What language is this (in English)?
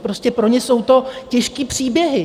Czech